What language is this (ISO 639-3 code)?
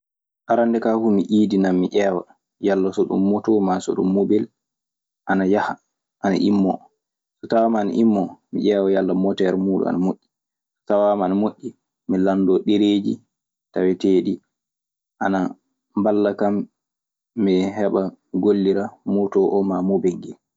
ffm